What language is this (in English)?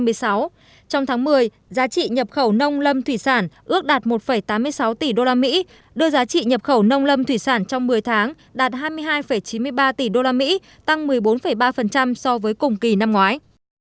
Vietnamese